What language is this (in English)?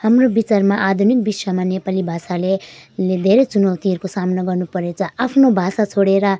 Nepali